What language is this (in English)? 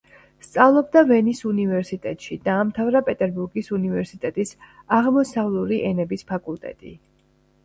Georgian